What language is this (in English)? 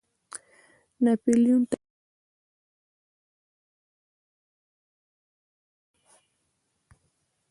Pashto